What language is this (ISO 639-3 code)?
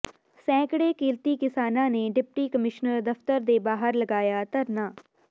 pan